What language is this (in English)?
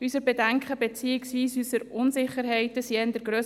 Swiss German